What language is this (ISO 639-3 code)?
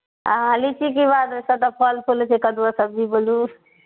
mai